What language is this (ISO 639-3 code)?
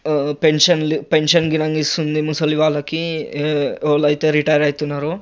tel